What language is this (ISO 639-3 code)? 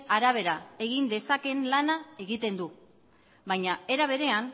eus